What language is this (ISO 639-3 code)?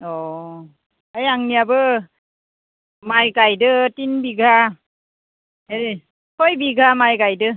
brx